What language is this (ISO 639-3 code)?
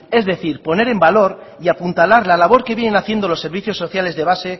spa